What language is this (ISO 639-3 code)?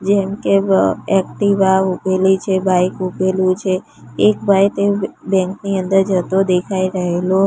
guj